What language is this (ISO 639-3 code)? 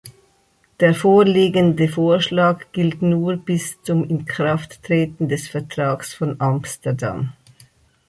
deu